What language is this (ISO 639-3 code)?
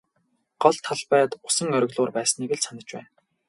mon